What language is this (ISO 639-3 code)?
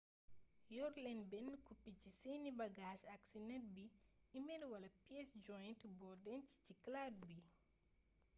wol